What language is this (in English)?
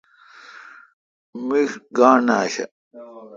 Kalkoti